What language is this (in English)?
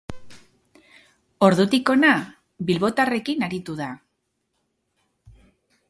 Basque